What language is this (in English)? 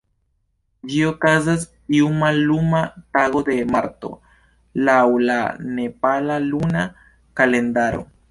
Esperanto